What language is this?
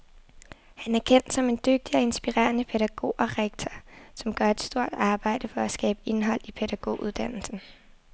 Danish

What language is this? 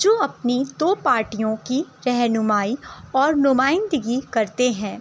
Urdu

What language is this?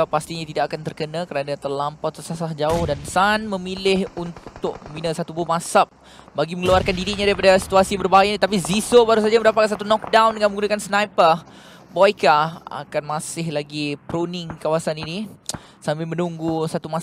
Malay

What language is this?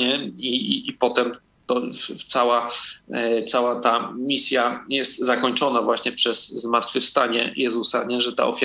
Polish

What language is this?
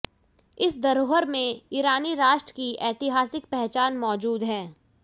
Hindi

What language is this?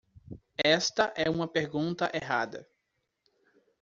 Portuguese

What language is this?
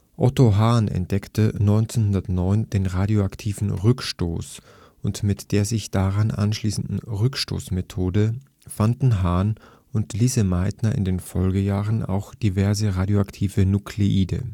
German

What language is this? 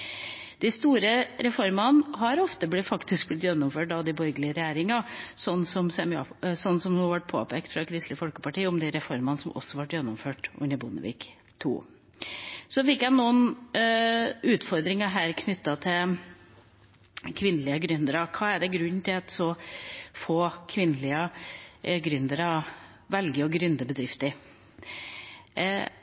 Norwegian Bokmål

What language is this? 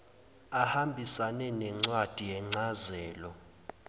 Zulu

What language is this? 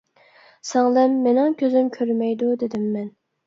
Uyghur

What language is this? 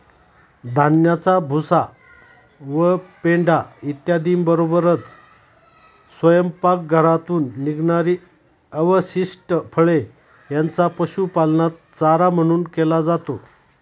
Marathi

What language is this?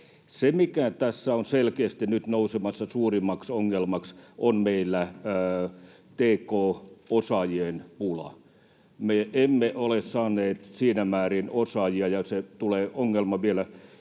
Finnish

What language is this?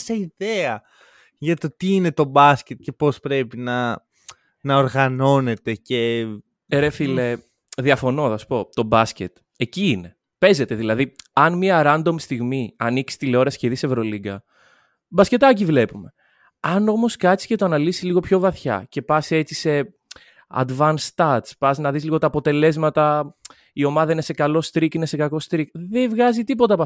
Greek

